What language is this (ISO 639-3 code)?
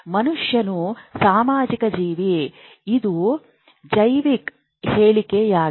kan